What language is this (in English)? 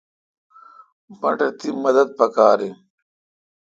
Kalkoti